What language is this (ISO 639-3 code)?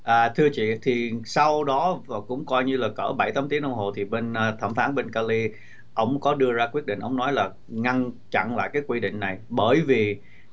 vie